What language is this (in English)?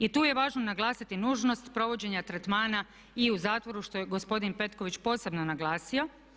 Croatian